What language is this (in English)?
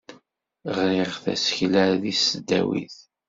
Kabyle